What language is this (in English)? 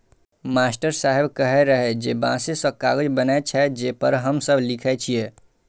Maithili